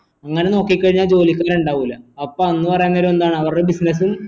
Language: Malayalam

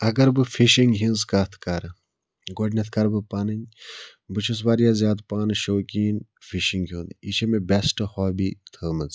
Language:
Kashmiri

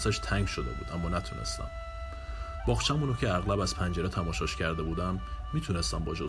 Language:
Persian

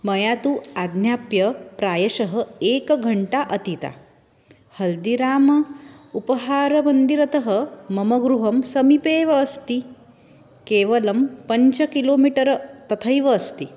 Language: Sanskrit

